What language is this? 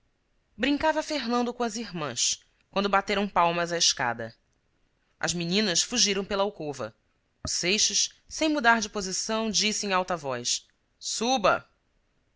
Portuguese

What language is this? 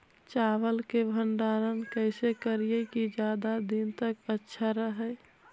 Magahi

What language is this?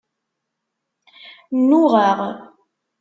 Kabyle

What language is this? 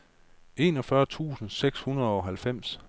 Danish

